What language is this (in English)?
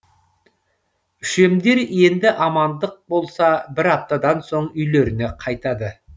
Kazakh